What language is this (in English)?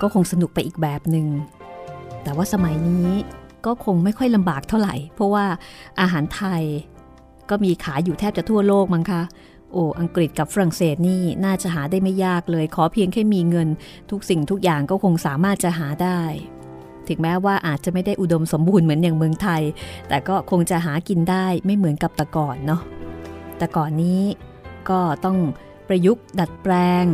Thai